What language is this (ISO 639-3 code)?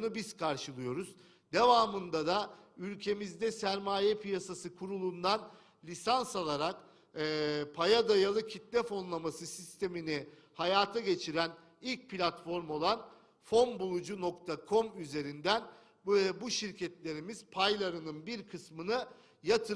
tur